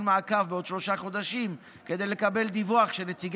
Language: Hebrew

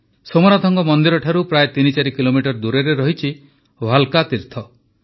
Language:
Odia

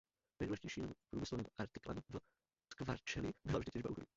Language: Czech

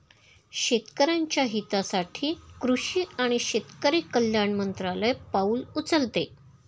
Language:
Marathi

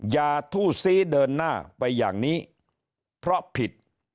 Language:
Thai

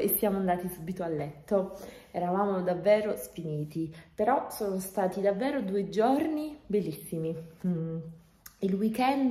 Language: Italian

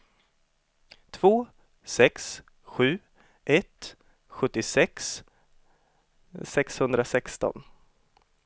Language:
Swedish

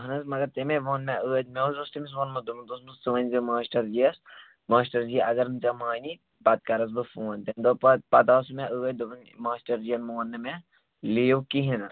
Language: Kashmiri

